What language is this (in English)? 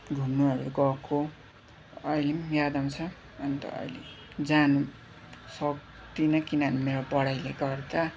Nepali